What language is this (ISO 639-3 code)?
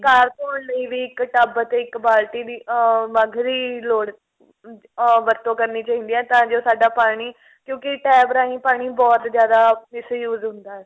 pan